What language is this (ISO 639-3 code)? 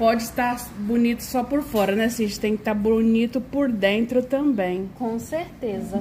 por